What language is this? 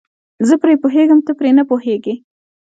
Pashto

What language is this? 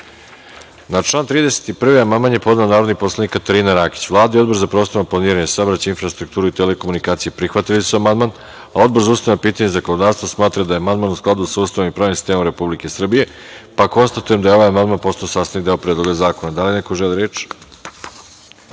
Serbian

